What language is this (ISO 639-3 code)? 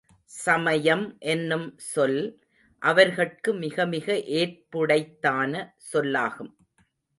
tam